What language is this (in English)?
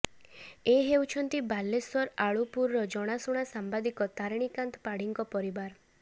Odia